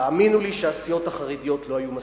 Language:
Hebrew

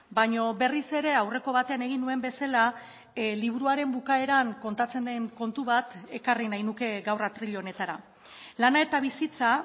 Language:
Basque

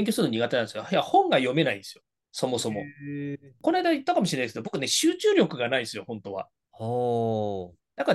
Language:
Japanese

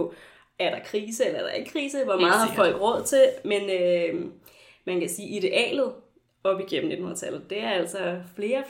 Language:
Danish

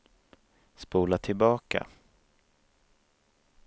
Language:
Swedish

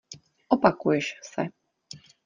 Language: Czech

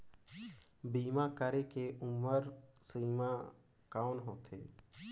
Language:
Chhattisgarhi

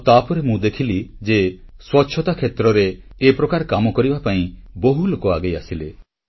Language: Odia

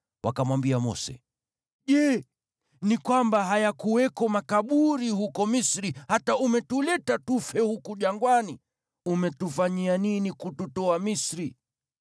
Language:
Swahili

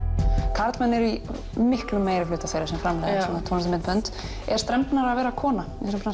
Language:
Icelandic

